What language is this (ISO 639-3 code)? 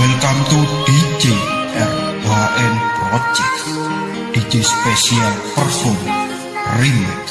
ind